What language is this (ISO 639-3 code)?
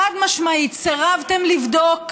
heb